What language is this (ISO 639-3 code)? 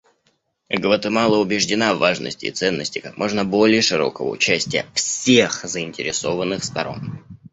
rus